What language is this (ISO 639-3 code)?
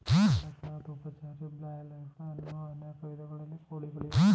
kan